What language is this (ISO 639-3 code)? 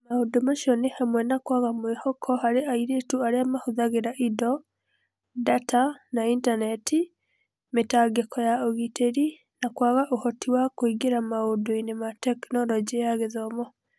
kik